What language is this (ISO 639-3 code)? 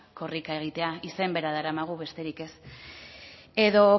eus